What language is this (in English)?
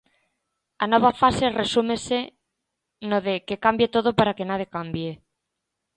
Galician